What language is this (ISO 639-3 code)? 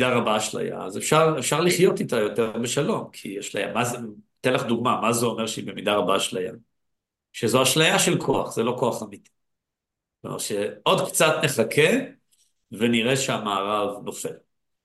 heb